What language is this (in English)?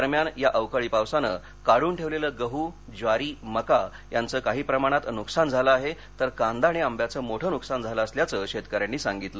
Marathi